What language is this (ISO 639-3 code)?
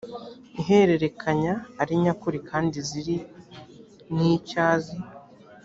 kin